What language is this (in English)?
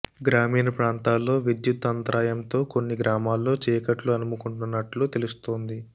Telugu